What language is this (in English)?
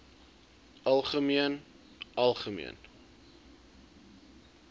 Afrikaans